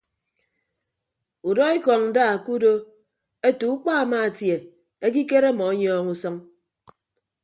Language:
Ibibio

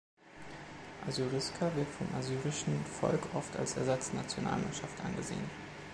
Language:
German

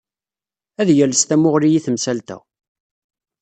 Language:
Kabyle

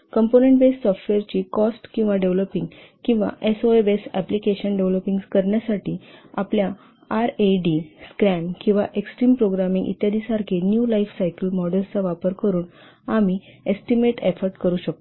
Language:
Marathi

